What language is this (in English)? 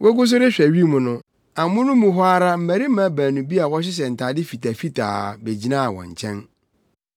Akan